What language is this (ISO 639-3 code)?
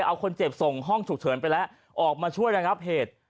tha